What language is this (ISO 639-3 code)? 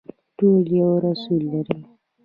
pus